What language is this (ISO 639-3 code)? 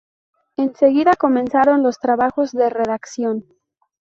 spa